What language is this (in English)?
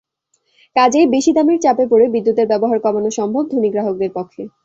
Bangla